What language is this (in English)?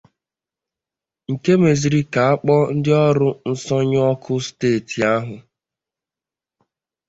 Igbo